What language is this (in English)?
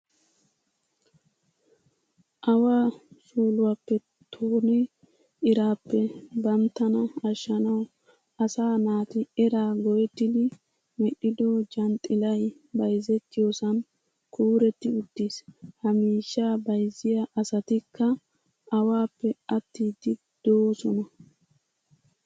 Wolaytta